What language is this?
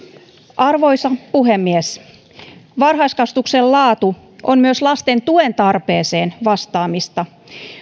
Finnish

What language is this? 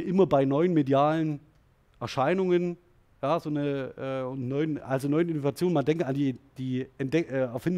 German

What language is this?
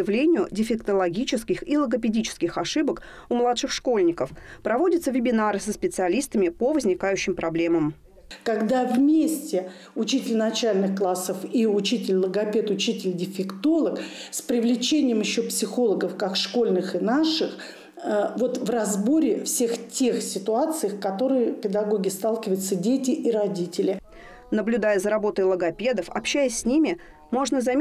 Russian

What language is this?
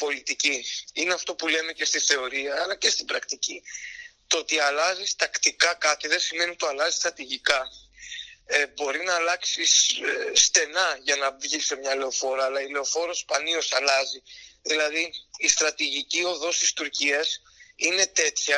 Greek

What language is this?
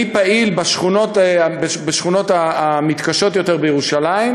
Hebrew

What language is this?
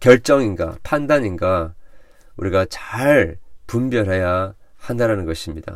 Korean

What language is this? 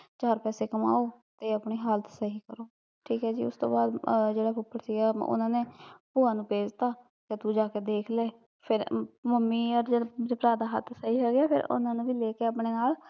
Punjabi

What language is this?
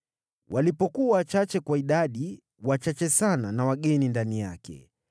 Swahili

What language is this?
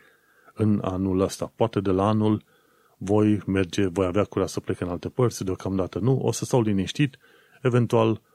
Romanian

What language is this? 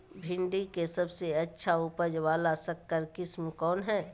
Magahi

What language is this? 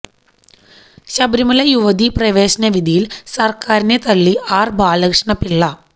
Malayalam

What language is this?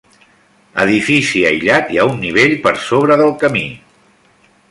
Catalan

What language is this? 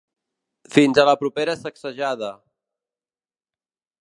Catalan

